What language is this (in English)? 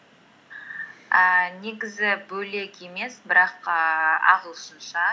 Kazakh